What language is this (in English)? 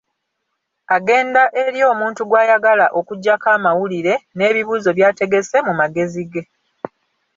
Ganda